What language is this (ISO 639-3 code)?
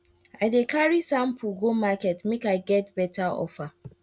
pcm